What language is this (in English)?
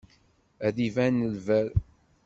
Kabyle